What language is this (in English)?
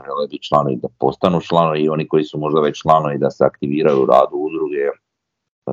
Croatian